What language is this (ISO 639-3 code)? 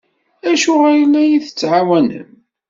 kab